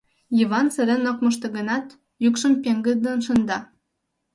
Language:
Mari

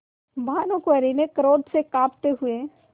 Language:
Hindi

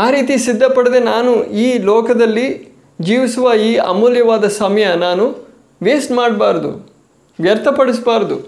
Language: Kannada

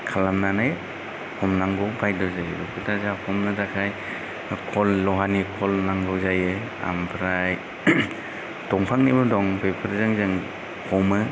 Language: Bodo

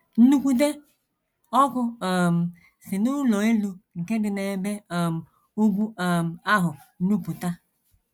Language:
Igbo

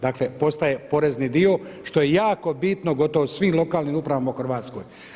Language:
Croatian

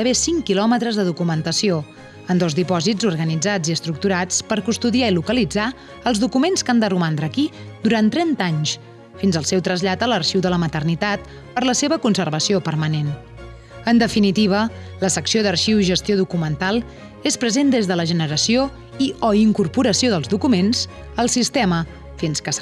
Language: Catalan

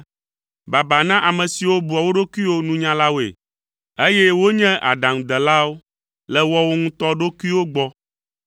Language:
Ewe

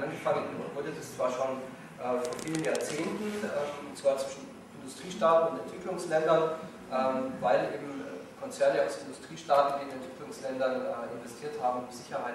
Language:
German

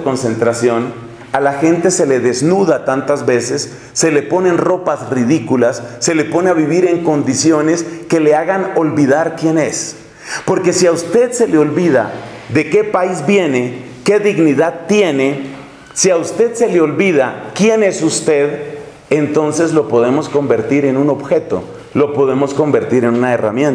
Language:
Spanish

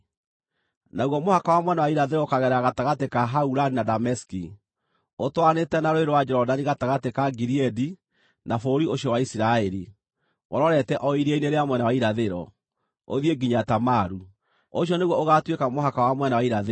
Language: Kikuyu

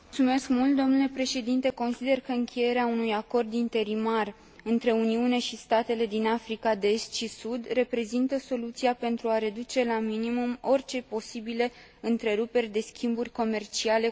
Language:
Romanian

